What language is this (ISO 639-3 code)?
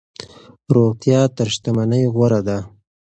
pus